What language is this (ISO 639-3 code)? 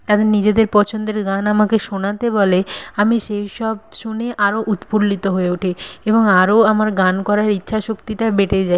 ben